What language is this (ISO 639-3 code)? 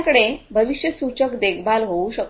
mar